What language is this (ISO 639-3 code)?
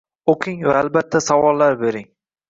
uzb